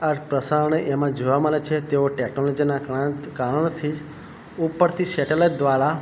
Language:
Gujarati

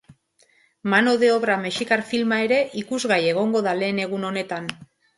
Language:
Basque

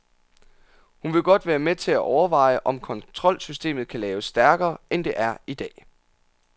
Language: Danish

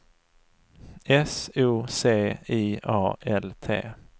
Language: Swedish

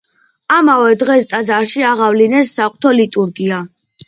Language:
Georgian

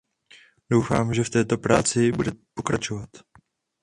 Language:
Czech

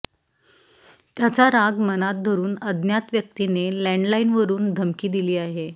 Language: Marathi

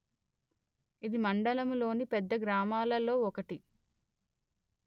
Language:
Telugu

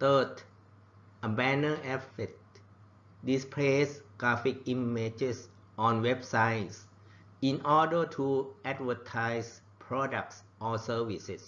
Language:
Thai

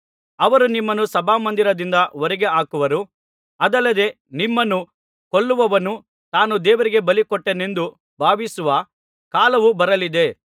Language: Kannada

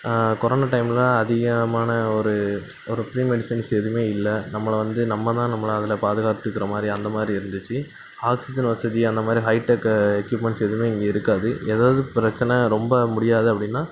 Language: Tamil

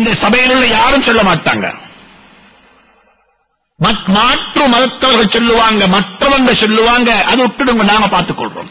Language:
Arabic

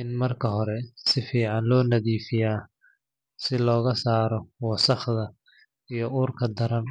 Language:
Somali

